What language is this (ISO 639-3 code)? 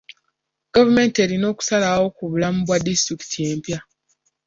lug